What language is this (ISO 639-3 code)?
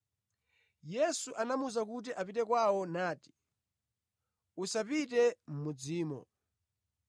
nya